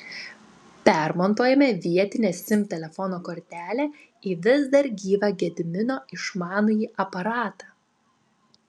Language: Lithuanian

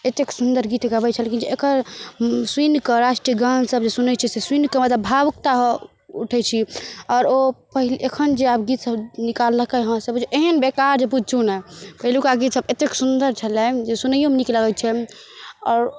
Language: Maithili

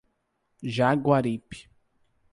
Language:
Portuguese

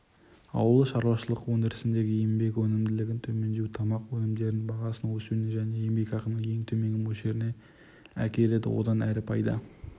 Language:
Kazakh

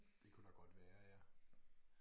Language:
Danish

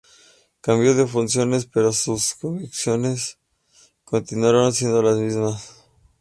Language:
Spanish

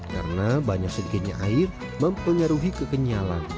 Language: Indonesian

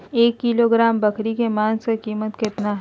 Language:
Magahi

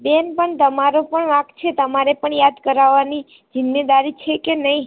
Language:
Gujarati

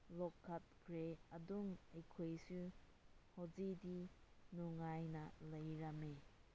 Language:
Manipuri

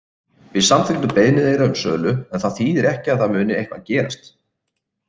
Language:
Icelandic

